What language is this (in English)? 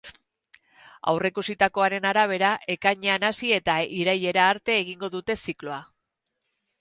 Basque